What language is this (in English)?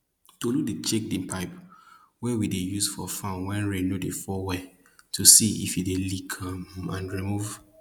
Nigerian Pidgin